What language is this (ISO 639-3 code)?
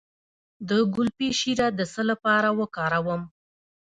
pus